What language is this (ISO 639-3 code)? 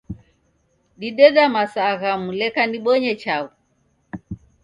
dav